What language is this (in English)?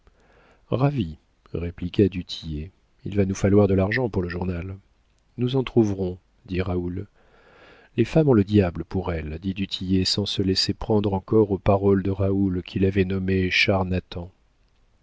French